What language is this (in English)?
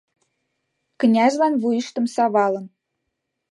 Mari